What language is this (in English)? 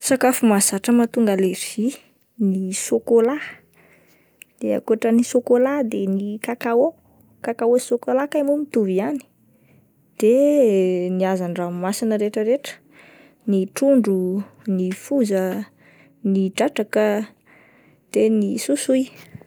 Malagasy